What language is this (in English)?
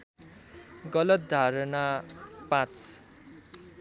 Nepali